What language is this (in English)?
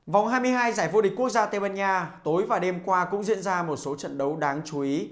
Vietnamese